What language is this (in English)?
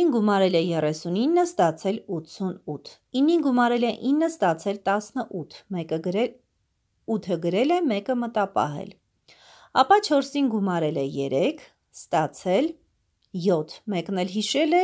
Turkish